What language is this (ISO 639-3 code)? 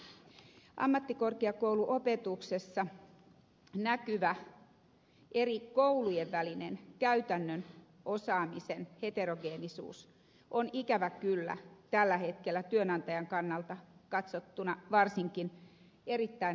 fin